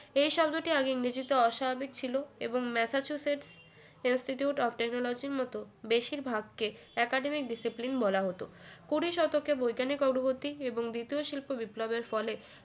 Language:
Bangla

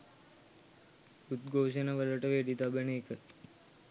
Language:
Sinhala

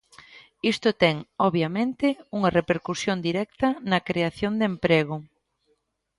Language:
Galician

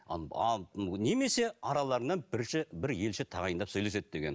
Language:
Kazakh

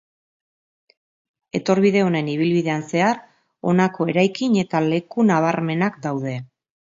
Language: Basque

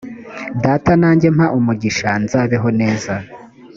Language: Kinyarwanda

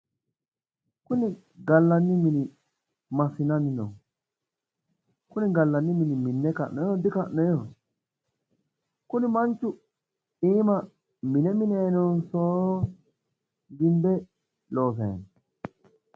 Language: Sidamo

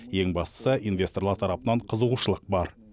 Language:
Kazakh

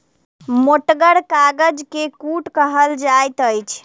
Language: Maithili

